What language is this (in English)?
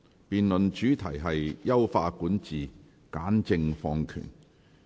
Cantonese